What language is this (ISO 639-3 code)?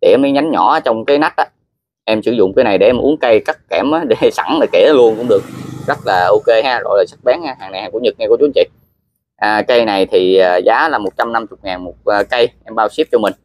vie